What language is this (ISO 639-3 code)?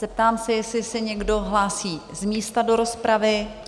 ces